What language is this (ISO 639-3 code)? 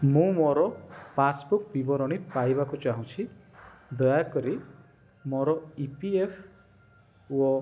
ori